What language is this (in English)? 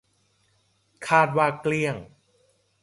Thai